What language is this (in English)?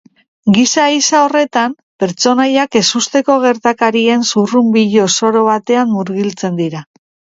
Basque